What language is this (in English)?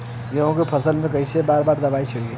Bhojpuri